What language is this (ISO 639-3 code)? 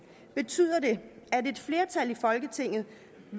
dan